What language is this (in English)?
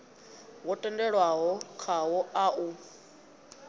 Venda